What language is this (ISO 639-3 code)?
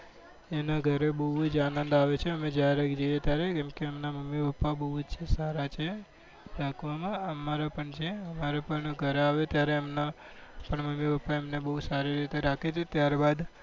guj